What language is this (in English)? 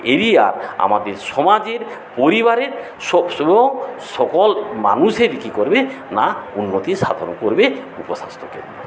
Bangla